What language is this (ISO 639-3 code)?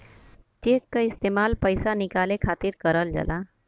bho